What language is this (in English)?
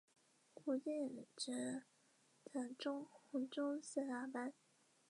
Chinese